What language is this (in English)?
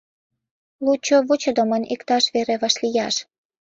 Mari